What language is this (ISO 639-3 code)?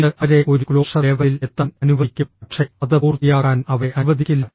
mal